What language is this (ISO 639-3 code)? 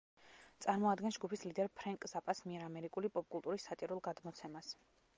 kat